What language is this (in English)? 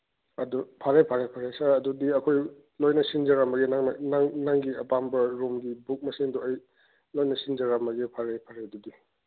Manipuri